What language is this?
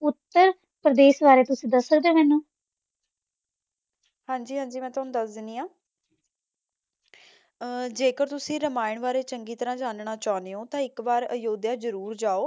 Punjabi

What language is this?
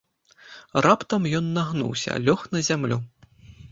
Belarusian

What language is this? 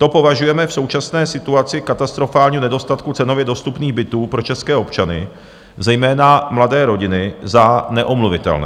Czech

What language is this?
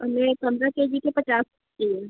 Hindi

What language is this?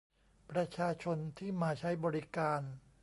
Thai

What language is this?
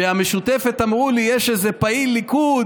Hebrew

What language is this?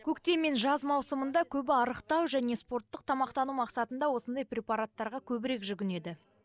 Kazakh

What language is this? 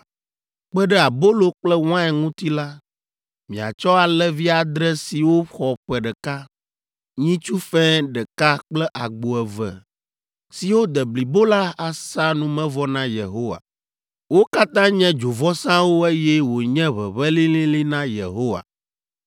Ewe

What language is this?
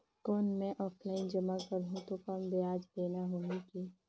Chhattisgarhi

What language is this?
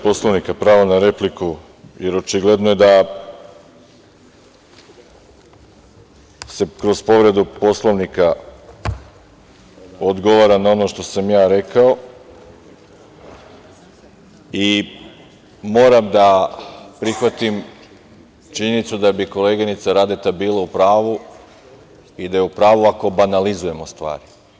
Serbian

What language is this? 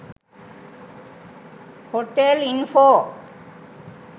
Sinhala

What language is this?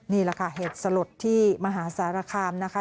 Thai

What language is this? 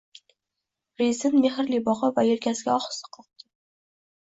Uzbek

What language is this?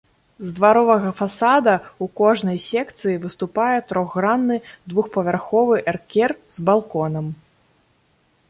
Belarusian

